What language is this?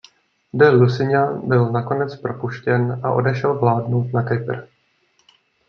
Czech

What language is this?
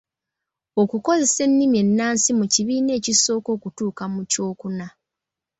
Ganda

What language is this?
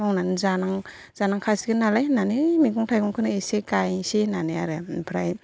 Bodo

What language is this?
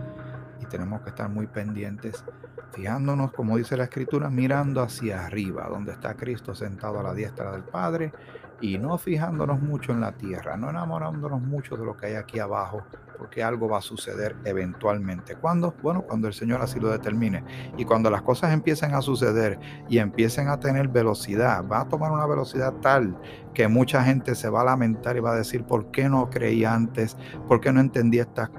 Spanish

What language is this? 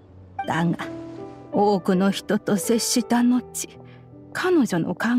Japanese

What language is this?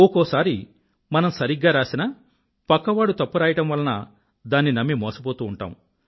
Telugu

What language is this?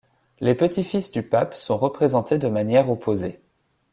French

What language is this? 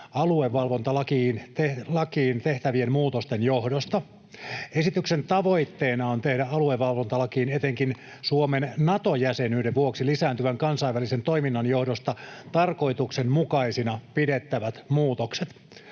Finnish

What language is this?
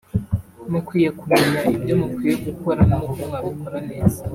Kinyarwanda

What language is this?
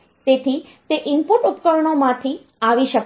Gujarati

